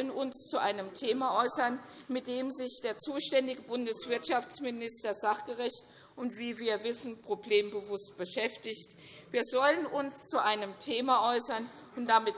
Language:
German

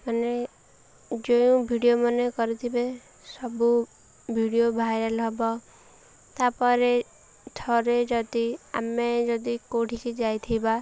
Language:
Odia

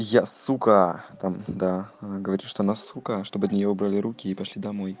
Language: Russian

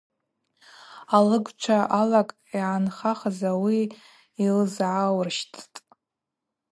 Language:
Abaza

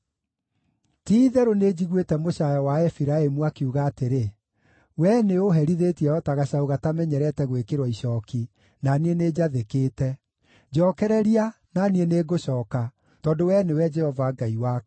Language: Kikuyu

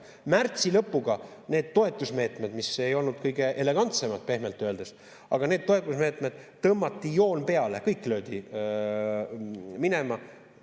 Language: Estonian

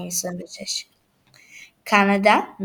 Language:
Hebrew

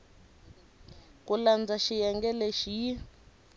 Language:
Tsonga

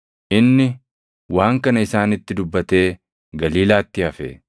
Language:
Oromo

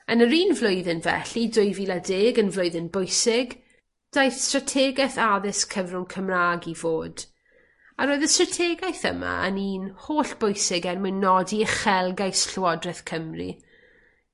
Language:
Welsh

